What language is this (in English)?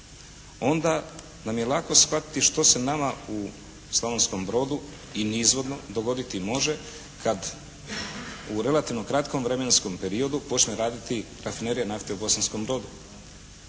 Croatian